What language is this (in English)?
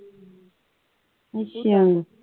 Punjabi